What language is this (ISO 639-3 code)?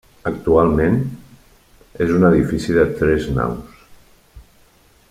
cat